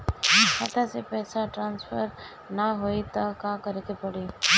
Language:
Bhojpuri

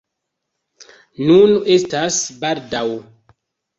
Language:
Esperanto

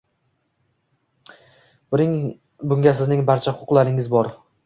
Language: Uzbek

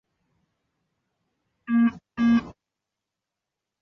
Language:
Chinese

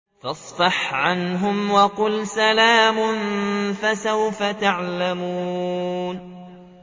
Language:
Arabic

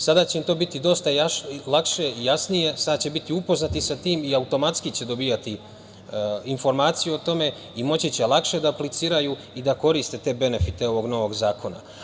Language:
Serbian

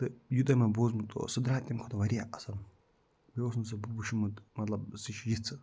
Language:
Kashmiri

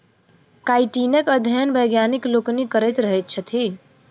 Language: Maithili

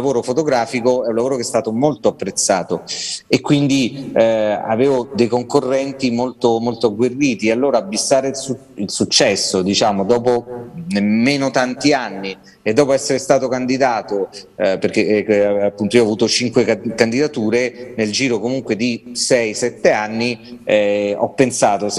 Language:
Italian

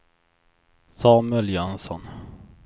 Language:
Swedish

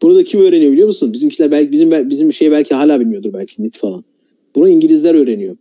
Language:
Turkish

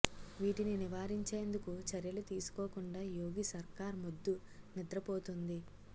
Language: Telugu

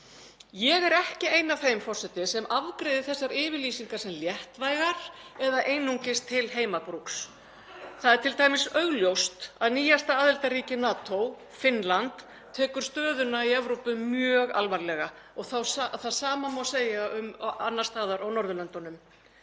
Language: Icelandic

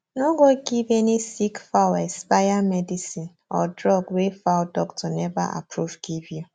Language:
Nigerian Pidgin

